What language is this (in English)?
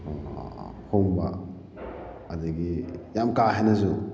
Manipuri